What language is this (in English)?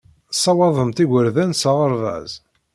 Kabyle